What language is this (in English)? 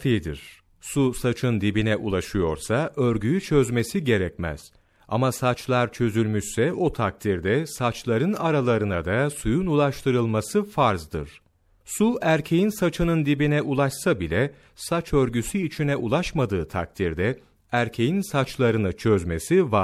Turkish